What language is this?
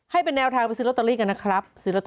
Thai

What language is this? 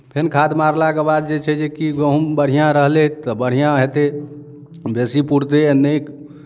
Maithili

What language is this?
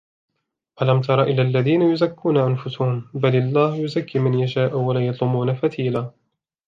Arabic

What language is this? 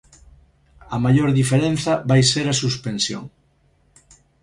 Galician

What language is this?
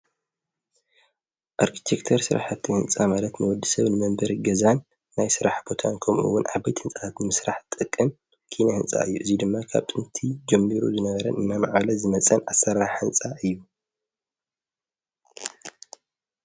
Tigrinya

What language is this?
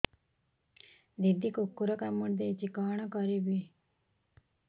Odia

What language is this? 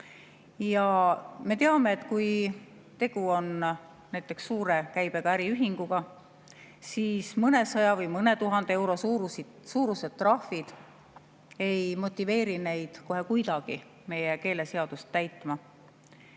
Estonian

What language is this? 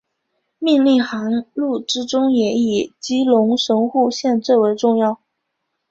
Chinese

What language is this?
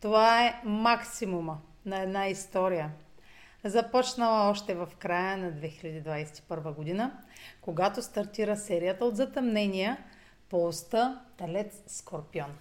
Bulgarian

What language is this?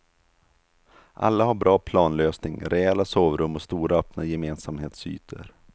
Swedish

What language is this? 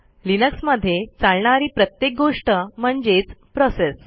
Marathi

